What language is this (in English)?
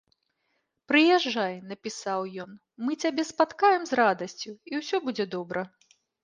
Belarusian